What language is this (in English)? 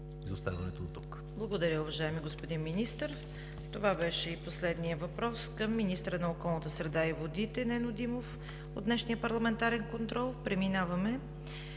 Bulgarian